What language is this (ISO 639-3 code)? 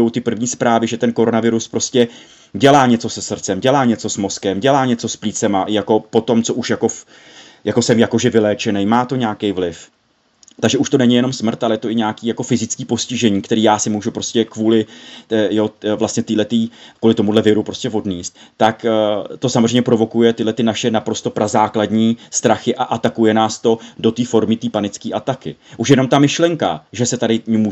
ces